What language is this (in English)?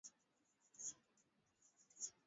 Swahili